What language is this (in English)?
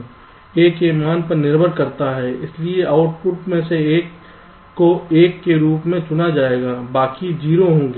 Hindi